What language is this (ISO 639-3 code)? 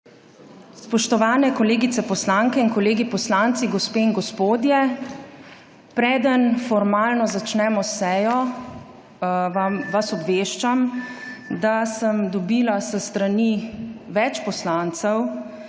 slv